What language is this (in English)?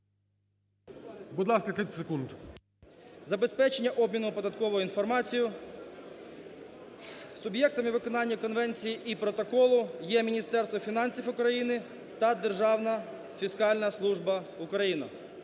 Ukrainian